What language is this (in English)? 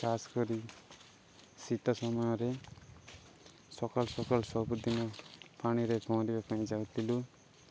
Odia